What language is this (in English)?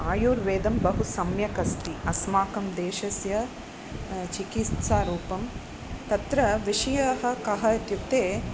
Sanskrit